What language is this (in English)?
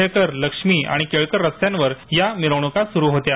Marathi